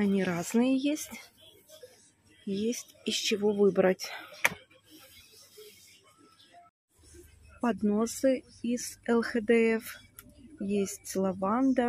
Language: Russian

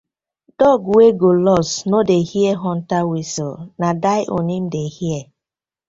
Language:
Nigerian Pidgin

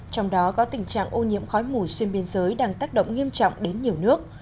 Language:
Vietnamese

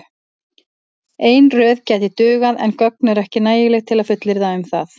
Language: Icelandic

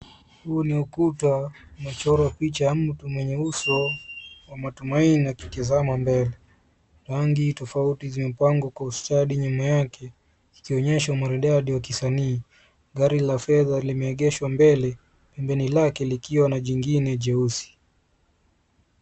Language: Swahili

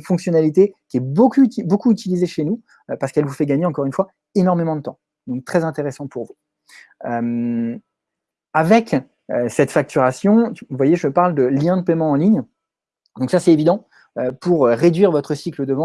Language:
French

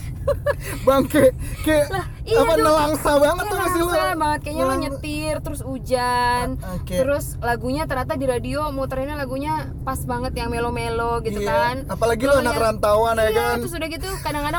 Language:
Indonesian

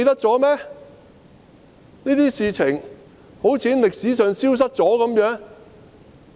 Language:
Cantonese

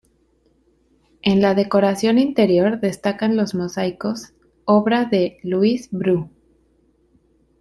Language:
Spanish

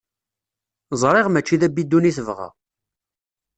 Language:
Kabyle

